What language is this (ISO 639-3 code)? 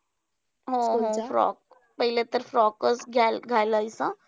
mar